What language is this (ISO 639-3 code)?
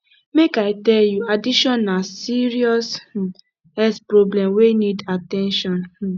pcm